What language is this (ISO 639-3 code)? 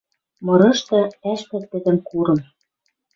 mrj